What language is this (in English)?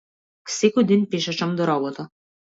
Macedonian